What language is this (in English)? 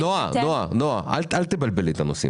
Hebrew